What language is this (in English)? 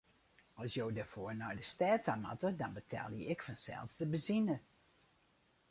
Western Frisian